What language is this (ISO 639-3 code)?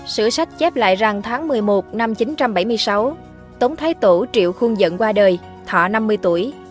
vie